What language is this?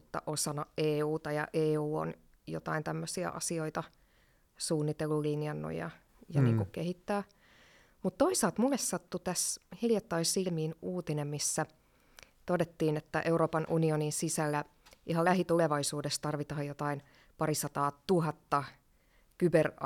Finnish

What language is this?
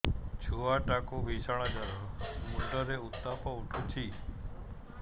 Odia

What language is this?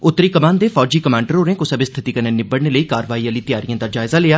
Dogri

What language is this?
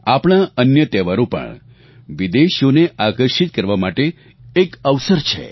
Gujarati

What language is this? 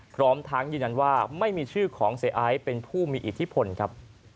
Thai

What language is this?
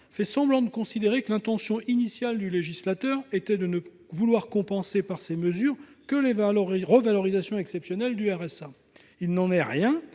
French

